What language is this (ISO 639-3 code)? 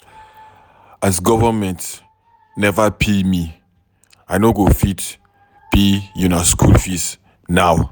pcm